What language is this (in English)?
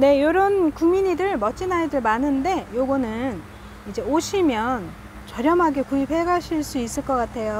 Korean